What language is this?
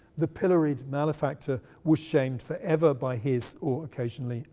English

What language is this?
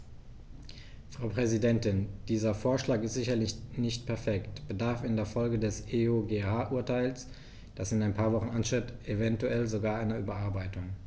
German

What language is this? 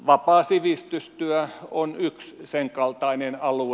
Finnish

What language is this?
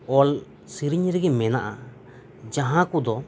Santali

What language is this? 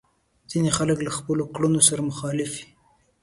Pashto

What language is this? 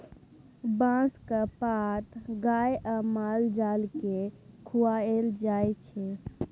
Maithili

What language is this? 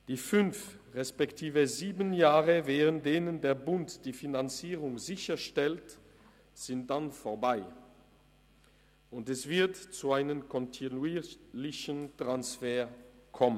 Swiss German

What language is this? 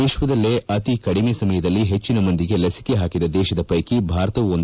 Kannada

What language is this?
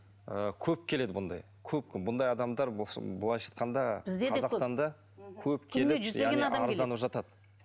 Kazakh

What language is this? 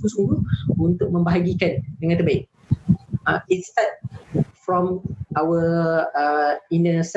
Malay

